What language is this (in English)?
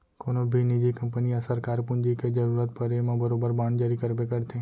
Chhattisgarhi